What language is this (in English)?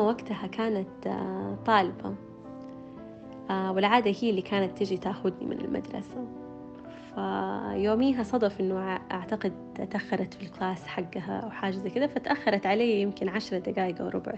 Arabic